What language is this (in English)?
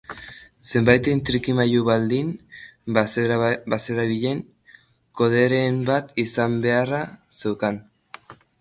Basque